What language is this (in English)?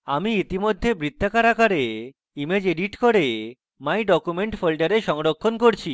Bangla